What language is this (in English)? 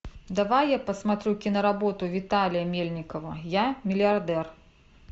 Russian